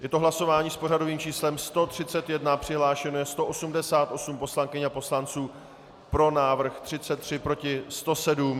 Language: Czech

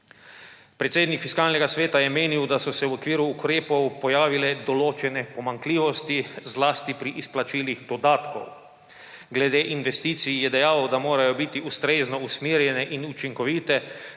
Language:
Slovenian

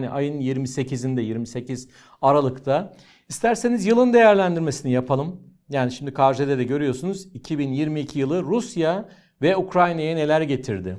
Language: Turkish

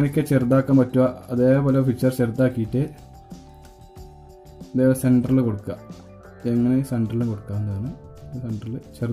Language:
Turkish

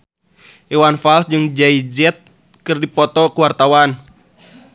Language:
Sundanese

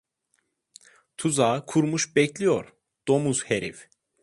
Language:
Turkish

